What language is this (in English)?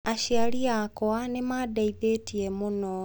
Kikuyu